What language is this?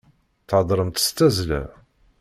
Kabyle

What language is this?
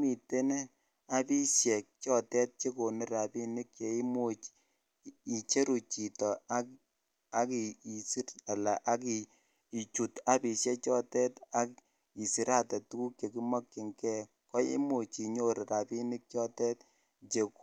Kalenjin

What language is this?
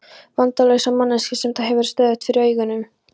Icelandic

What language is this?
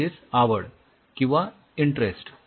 Marathi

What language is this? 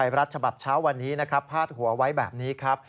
Thai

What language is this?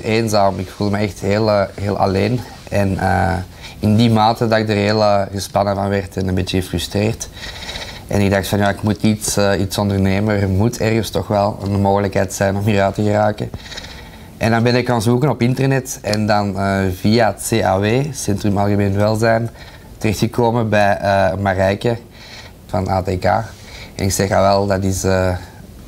Dutch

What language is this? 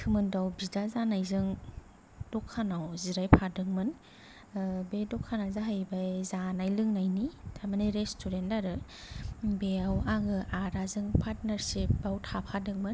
Bodo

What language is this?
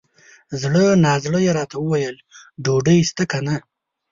Pashto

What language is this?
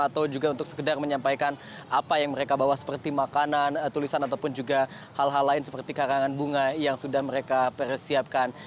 Indonesian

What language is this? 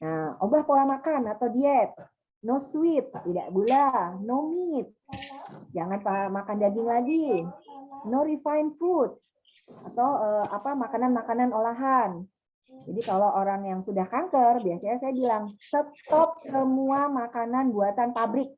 Indonesian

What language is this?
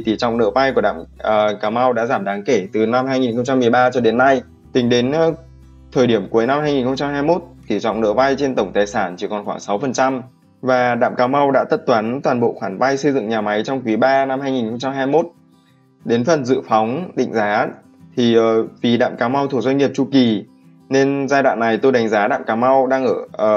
Vietnamese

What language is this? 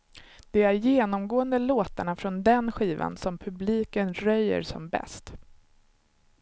Swedish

